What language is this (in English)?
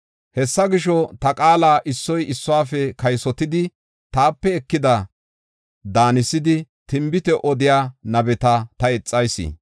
Gofa